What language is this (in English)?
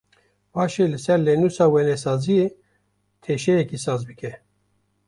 Kurdish